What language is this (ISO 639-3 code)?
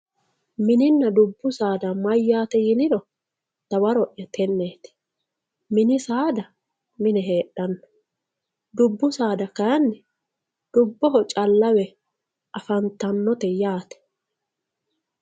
sid